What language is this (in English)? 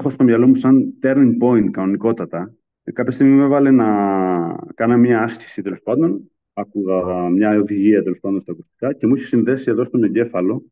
Greek